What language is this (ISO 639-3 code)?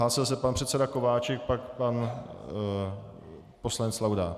ces